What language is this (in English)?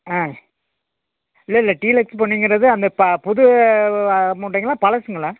Tamil